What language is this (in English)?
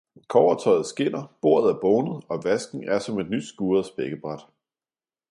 Danish